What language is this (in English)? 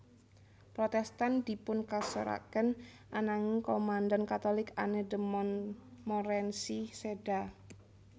Javanese